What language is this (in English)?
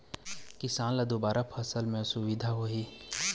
Chhattisgarhi